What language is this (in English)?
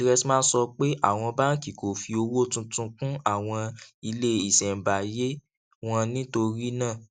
Yoruba